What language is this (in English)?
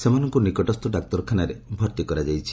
Odia